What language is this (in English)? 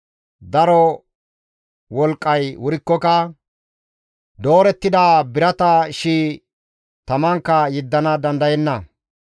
Gamo